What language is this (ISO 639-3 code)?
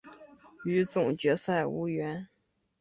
zho